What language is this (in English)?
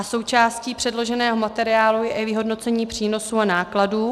Czech